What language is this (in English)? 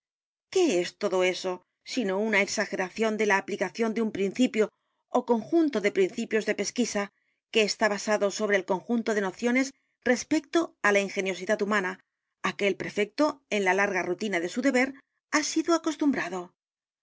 Spanish